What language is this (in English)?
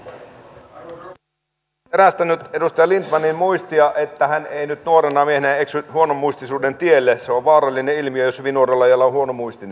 Finnish